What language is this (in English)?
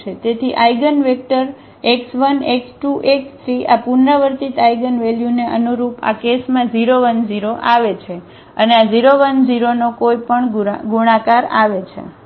Gujarati